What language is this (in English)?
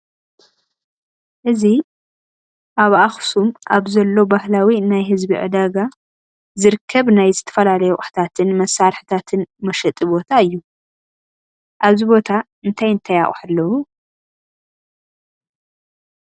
Tigrinya